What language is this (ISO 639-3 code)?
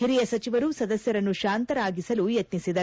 kan